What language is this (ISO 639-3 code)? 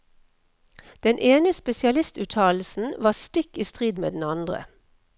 nor